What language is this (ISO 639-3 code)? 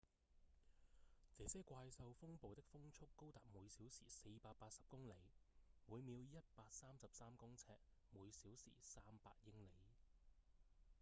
yue